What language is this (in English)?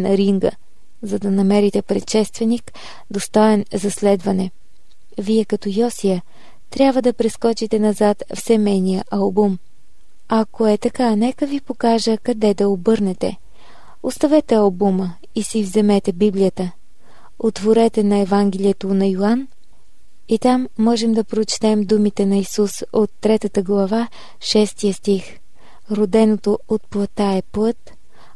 Bulgarian